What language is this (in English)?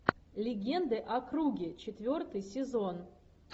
Russian